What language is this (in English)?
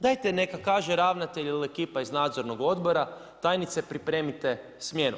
Croatian